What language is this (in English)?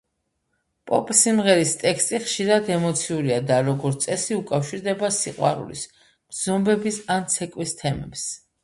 Georgian